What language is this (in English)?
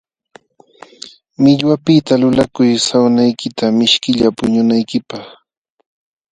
Jauja Wanca Quechua